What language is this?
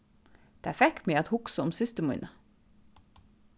Faroese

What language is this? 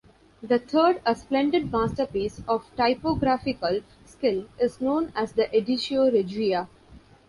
English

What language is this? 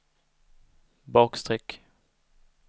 Swedish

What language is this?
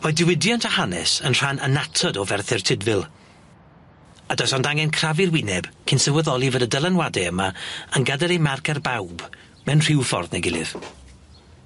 Welsh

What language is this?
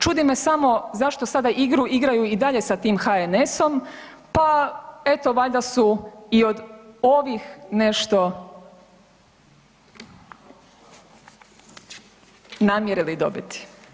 Croatian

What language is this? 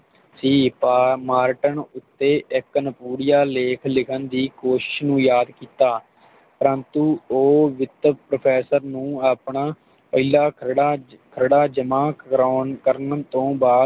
Punjabi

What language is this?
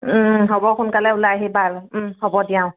Assamese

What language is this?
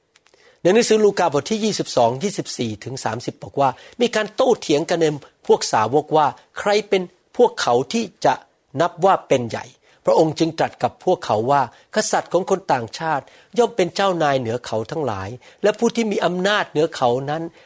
Thai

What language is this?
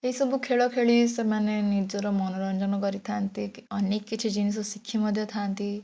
Odia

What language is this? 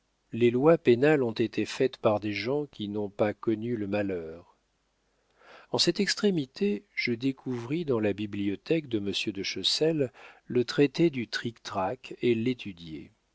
French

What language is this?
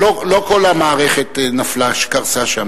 Hebrew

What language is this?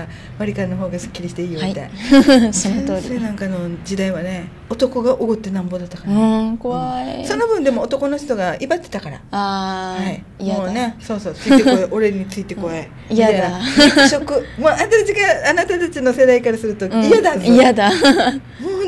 Japanese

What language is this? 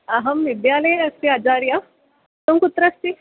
Sanskrit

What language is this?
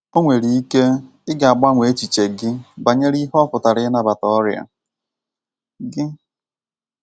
Igbo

